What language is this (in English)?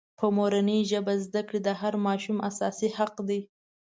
Pashto